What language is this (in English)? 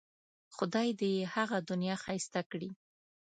Pashto